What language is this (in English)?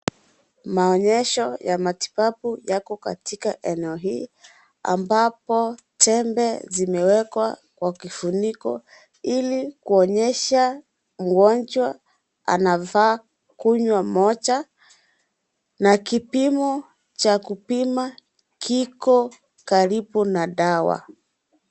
Swahili